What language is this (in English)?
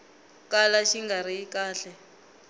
Tsonga